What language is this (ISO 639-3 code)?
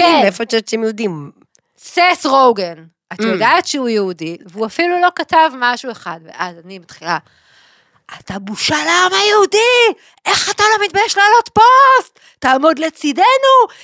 heb